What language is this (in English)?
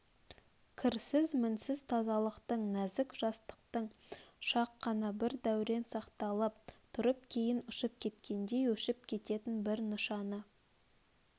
Kazakh